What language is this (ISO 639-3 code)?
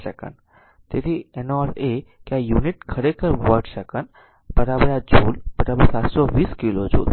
guj